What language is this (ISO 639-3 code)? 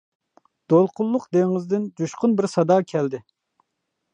uig